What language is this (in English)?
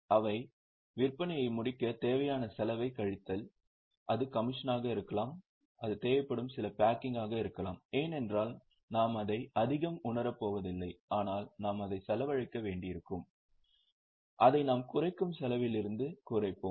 Tamil